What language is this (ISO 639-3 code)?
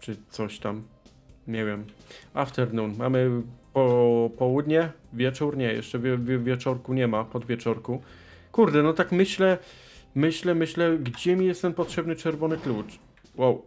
pol